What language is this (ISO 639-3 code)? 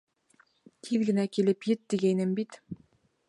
bak